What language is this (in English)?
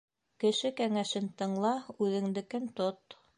Bashkir